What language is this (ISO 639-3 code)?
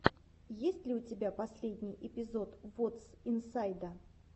rus